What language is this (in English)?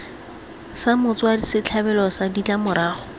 Tswana